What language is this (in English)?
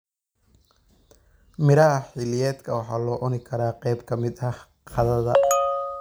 Somali